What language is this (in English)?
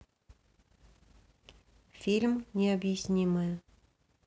Russian